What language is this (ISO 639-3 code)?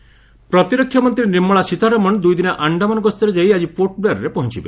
ori